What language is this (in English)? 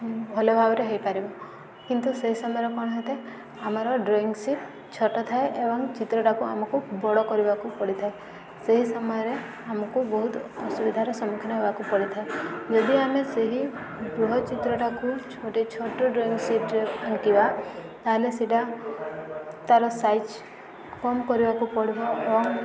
Odia